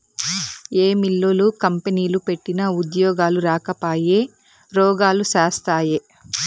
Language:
Telugu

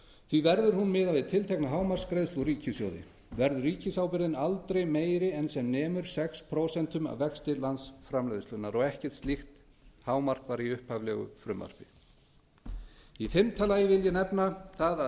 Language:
Icelandic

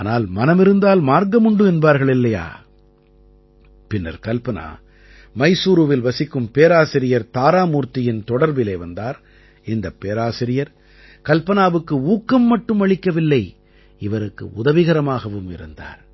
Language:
Tamil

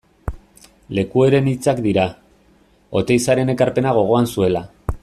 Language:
Basque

